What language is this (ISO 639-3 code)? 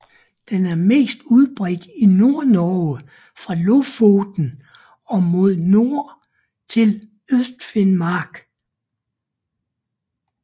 dan